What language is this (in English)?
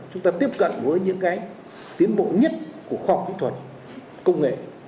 Vietnamese